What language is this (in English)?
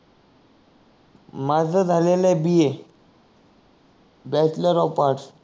Marathi